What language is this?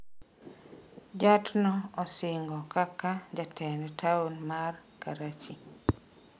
Luo (Kenya and Tanzania)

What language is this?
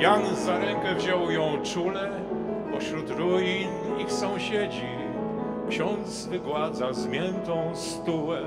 Polish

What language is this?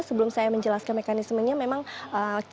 Indonesian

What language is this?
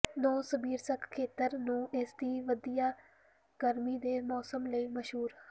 Punjabi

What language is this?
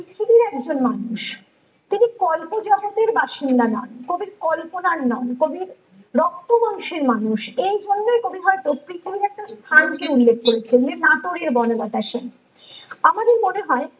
Bangla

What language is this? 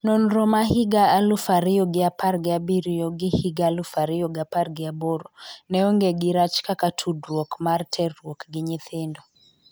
Luo (Kenya and Tanzania)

